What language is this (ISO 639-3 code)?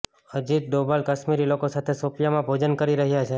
guj